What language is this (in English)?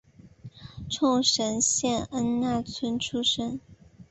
Chinese